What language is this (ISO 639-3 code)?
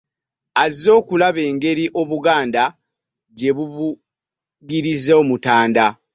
lug